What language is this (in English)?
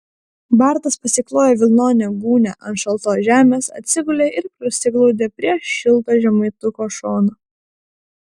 Lithuanian